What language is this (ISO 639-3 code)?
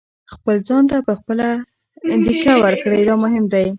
pus